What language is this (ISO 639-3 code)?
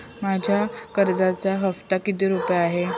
mar